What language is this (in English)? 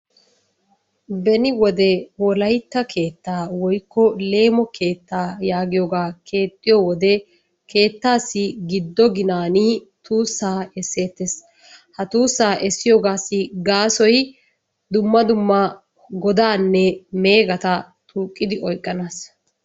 Wolaytta